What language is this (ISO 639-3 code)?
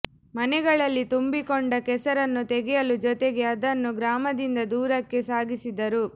kan